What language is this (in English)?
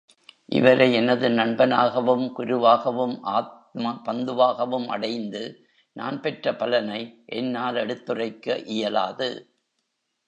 Tamil